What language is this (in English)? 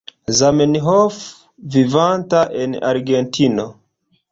Esperanto